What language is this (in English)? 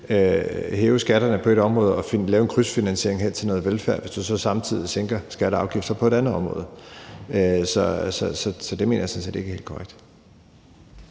Danish